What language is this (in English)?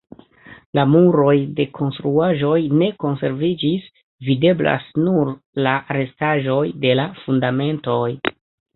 Esperanto